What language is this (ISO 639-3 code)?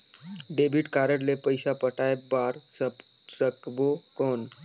hne